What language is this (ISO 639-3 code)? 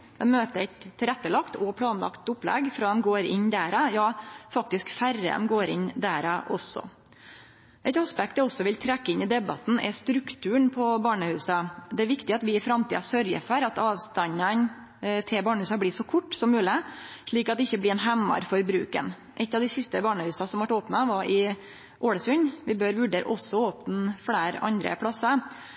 nno